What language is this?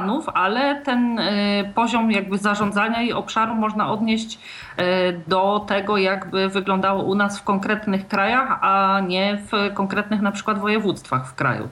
Polish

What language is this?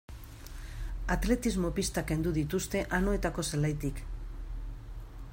Basque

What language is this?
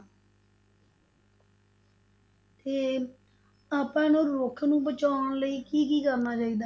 Punjabi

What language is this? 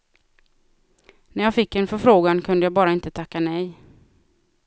Swedish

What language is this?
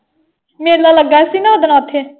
Punjabi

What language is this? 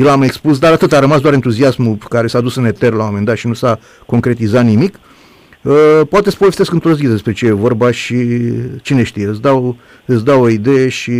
Romanian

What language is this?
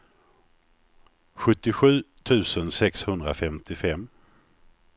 Swedish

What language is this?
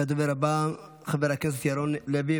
Hebrew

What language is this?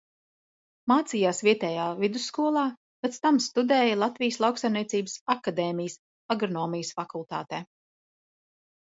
Latvian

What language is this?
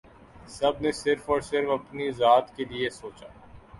Urdu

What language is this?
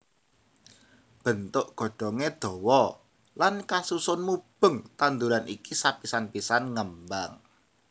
Javanese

